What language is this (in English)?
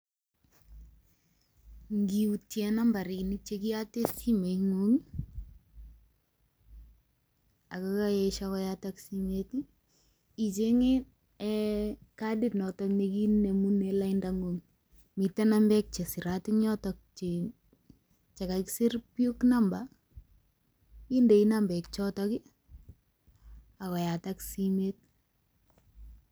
Kalenjin